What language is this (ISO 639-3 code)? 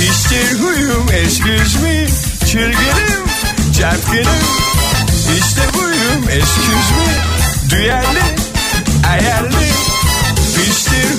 tur